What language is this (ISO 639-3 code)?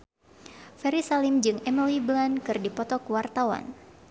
sun